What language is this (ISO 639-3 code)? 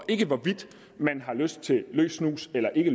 dan